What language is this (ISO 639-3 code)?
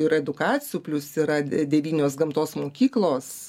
lit